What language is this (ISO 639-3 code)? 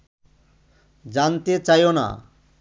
ben